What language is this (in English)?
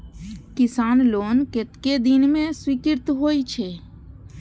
Maithili